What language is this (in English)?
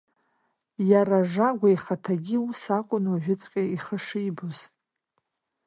Abkhazian